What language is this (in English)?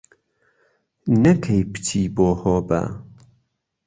Central Kurdish